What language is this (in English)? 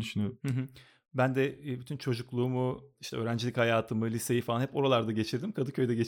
Turkish